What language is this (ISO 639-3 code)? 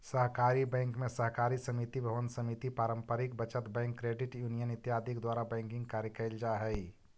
mag